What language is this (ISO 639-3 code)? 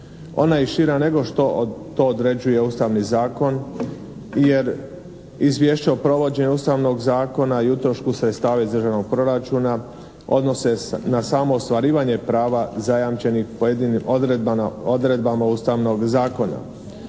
hrv